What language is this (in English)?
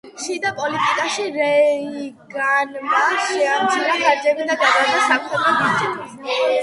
Georgian